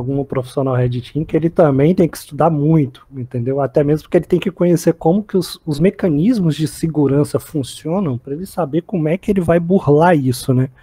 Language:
Portuguese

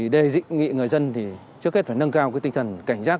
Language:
Vietnamese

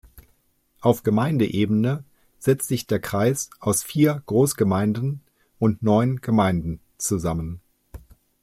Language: German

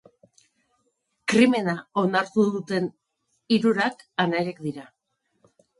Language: Basque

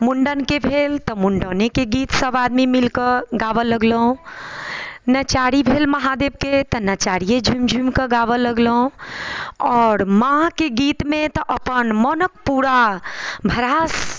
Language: Maithili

